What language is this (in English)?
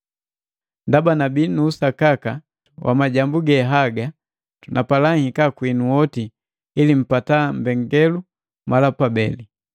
Matengo